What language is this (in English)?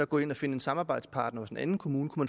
Danish